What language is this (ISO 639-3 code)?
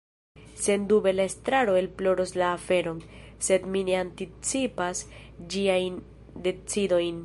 epo